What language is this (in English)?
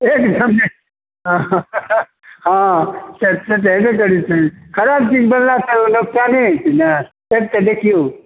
Maithili